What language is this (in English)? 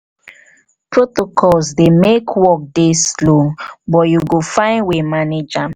Nigerian Pidgin